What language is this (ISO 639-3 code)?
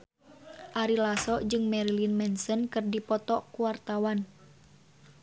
sun